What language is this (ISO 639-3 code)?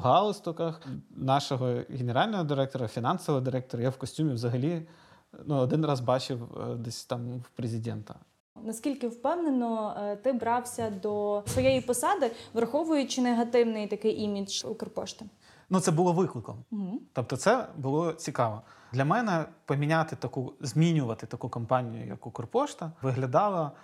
ukr